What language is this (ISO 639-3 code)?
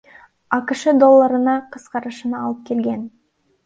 kir